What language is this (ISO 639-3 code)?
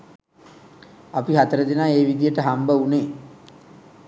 sin